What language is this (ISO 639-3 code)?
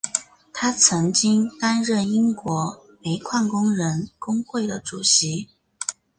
zho